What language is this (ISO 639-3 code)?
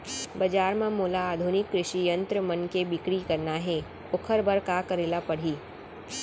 hne